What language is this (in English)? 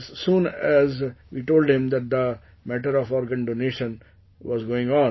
English